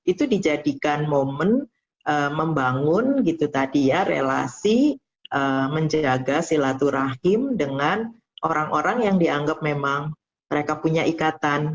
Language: Indonesian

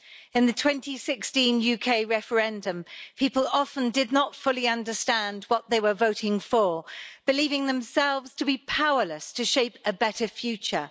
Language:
English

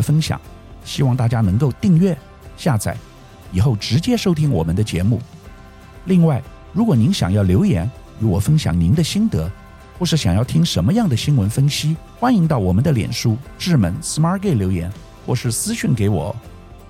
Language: Chinese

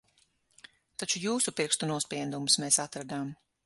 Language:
Latvian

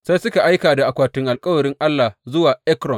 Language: Hausa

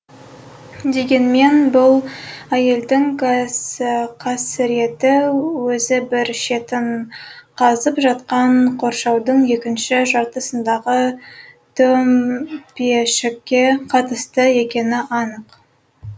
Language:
Kazakh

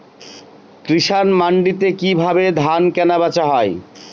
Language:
Bangla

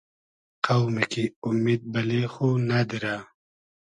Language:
Hazaragi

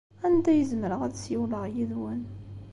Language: Kabyle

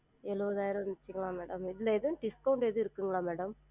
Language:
Tamil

